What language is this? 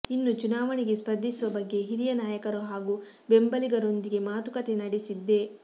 Kannada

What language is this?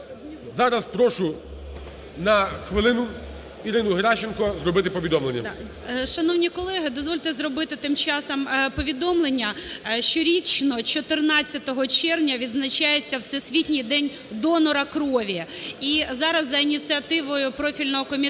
Ukrainian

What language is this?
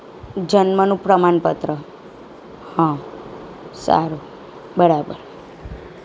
Gujarati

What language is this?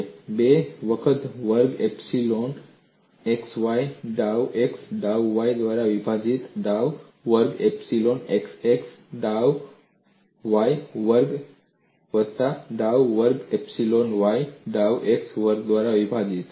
Gujarati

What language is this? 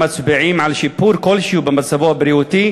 Hebrew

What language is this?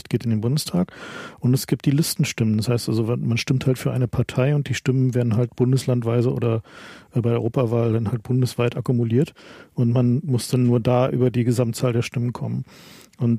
German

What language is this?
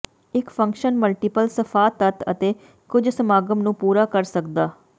Punjabi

